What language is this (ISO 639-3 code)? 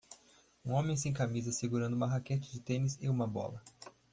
por